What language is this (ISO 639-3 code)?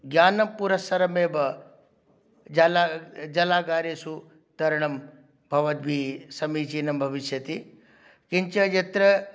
san